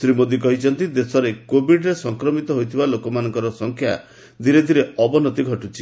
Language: Odia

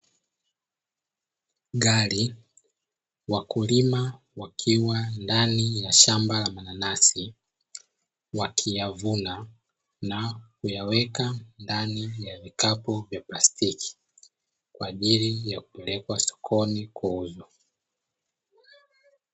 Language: Swahili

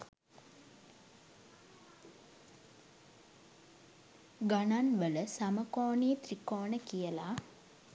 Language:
Sinhala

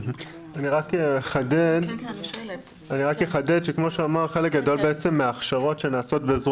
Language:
Hebrew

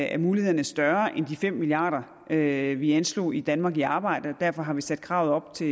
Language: Danish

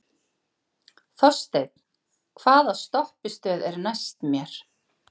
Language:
Icelandic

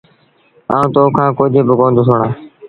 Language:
Sindhi Bhil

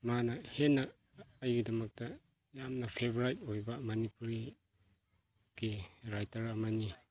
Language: Manipuri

